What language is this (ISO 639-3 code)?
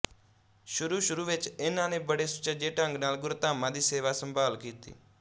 pan